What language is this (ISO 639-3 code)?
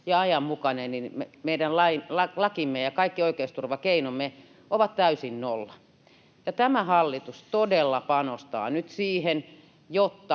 fin